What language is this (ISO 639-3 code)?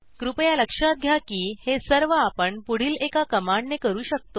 mar